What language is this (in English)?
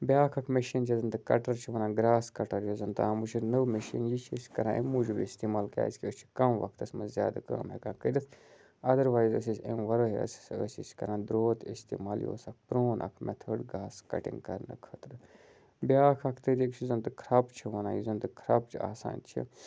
Kashmiri